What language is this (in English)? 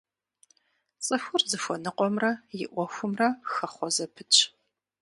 Kabardian